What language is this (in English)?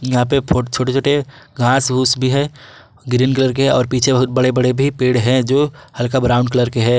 Hindi